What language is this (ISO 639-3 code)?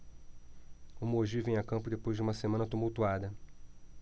por